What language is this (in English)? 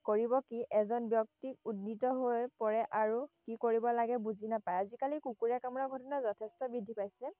Assamese